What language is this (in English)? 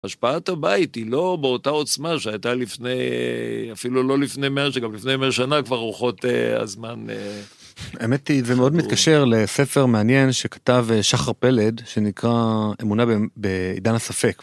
Hebrew